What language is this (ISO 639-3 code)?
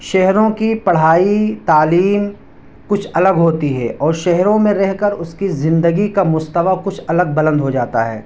urd